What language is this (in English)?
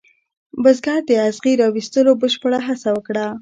Pashto